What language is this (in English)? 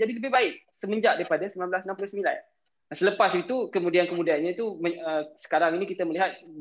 Malay